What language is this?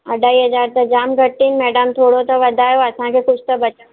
Sindhi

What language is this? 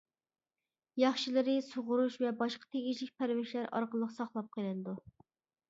Uyghur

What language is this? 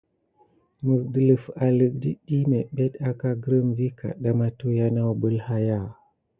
Gidar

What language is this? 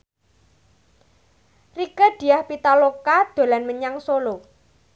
Javanese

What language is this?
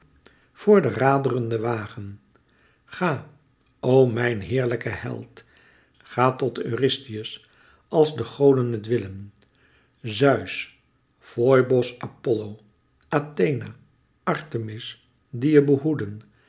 Dutch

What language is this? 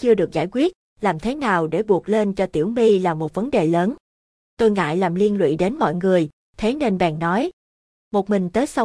Vietnamese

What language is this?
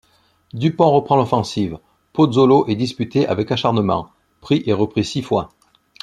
French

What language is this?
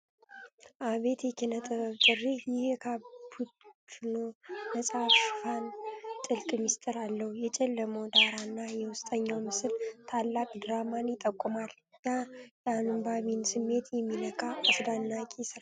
Amharic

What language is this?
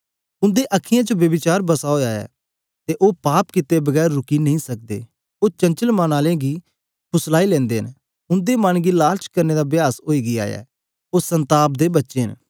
Dogri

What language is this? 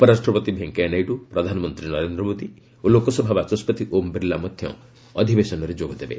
Odia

